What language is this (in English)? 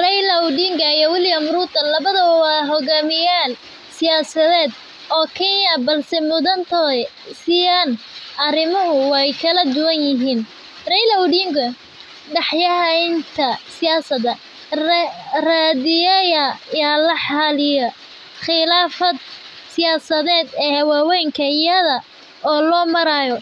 Somali